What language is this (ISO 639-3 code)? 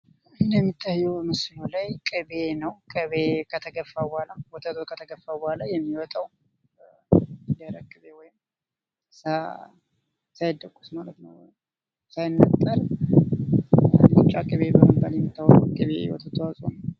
amh